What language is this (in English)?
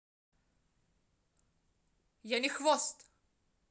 Russian